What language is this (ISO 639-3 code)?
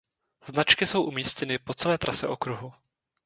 ces